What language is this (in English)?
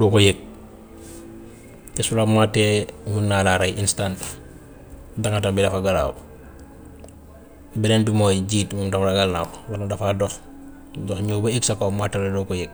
Gambian Wolof